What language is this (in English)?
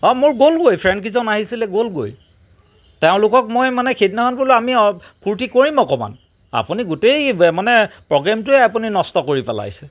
Assamese